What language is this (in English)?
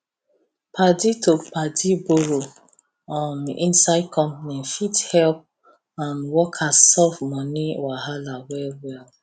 Nigerian Pidgin